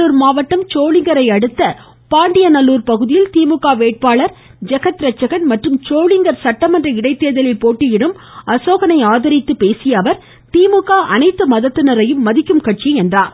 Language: Tamil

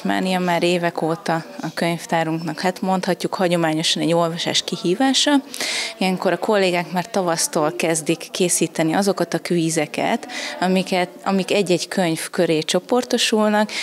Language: Hungarian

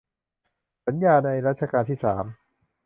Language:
Thai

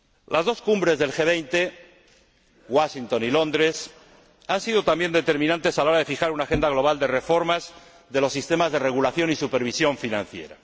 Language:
Spanish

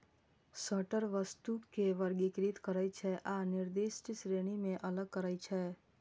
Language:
Maithili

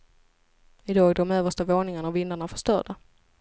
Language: Swedish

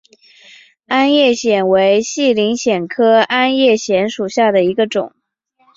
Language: Chinese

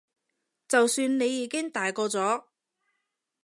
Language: Cantonese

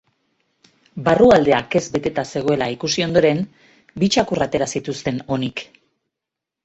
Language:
Basque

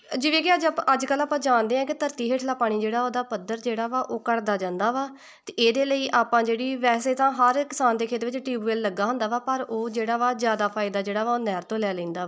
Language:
Punjabi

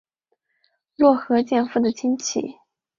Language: Chinese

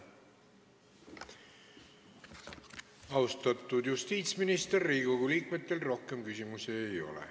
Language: Estonian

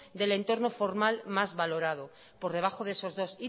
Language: Spanish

